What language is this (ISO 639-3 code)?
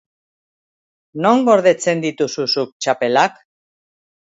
eus